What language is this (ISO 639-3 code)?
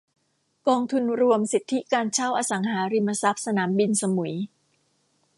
tha